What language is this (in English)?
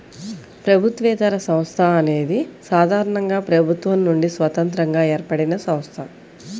Telugu